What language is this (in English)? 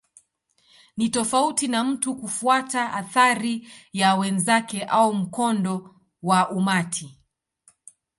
Swahili